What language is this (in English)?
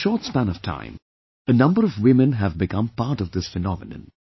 English